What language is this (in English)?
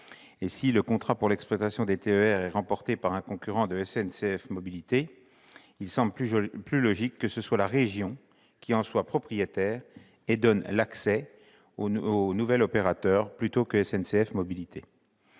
French